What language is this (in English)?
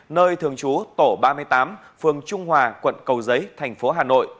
Vietnamese